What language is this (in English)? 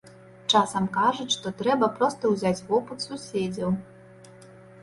Belarusian